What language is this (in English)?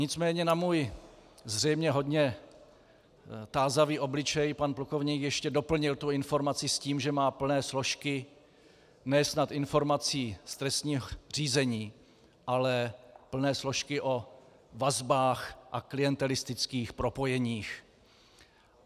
Czech